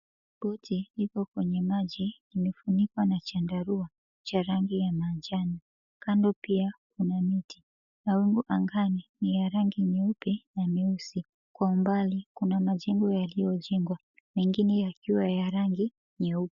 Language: Swahili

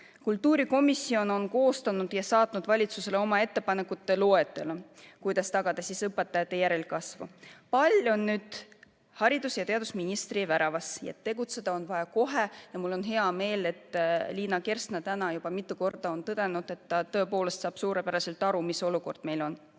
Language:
Estonian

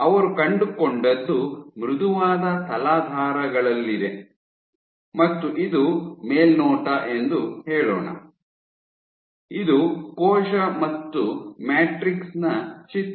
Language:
Kannada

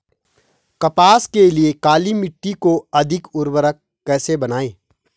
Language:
Hindi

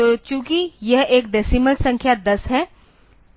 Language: Hindi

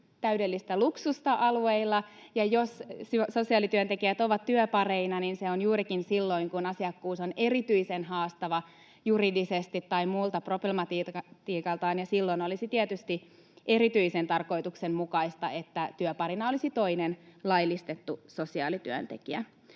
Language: Finnish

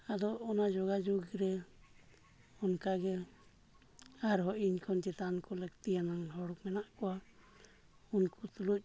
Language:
Santali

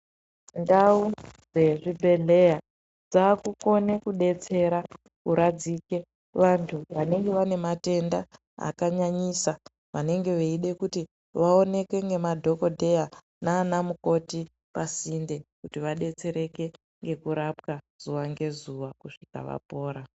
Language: Ndau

